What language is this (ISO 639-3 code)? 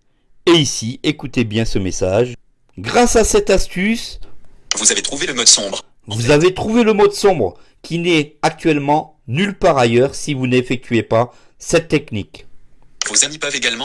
fra